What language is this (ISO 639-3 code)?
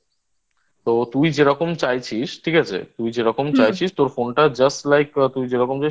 ben